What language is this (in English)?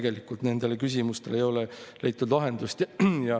Estonian